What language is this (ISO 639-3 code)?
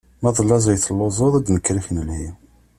kab